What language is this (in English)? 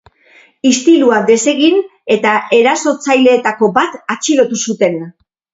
Basque